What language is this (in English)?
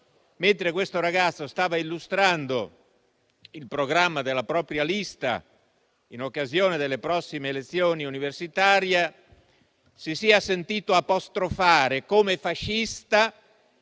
Italian